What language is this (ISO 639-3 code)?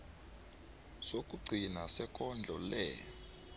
nbl